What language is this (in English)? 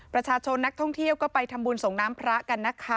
Thai